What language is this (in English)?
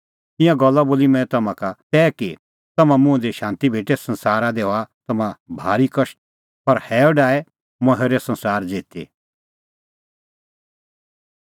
Kullu Pahari